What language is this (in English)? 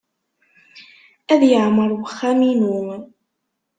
Kabyle